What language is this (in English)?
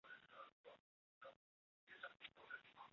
Chinese